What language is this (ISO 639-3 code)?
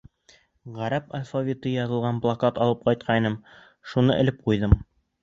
bak